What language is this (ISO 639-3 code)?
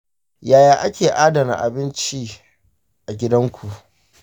hau